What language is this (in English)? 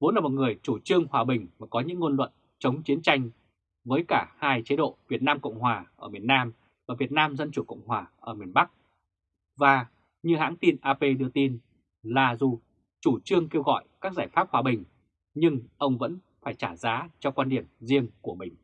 Vietnamese